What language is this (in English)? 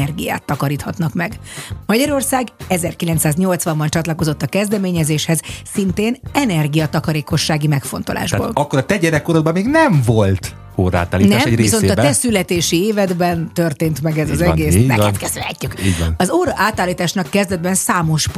Hungarian